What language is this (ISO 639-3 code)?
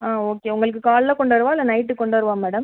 tam